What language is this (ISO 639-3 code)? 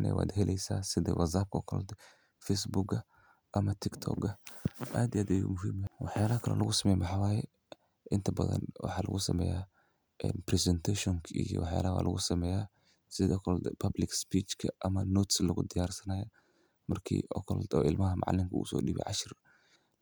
som